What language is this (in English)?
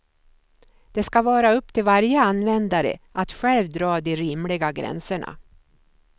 Swedish